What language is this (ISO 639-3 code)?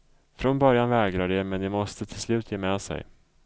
swe